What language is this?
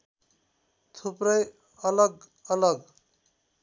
Nepali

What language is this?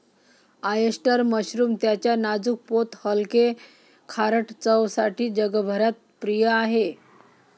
Marathi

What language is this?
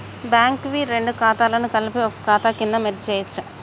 Telugu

